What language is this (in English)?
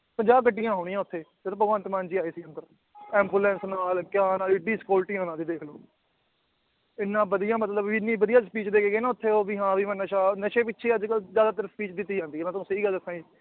Punjabi